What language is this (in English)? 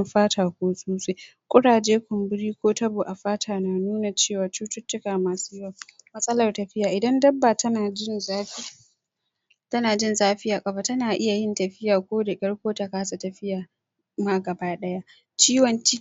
Hausa